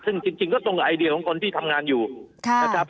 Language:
Thai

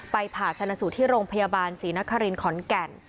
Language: Thai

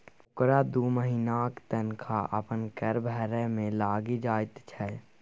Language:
Maithili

